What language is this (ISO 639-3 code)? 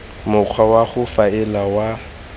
tsn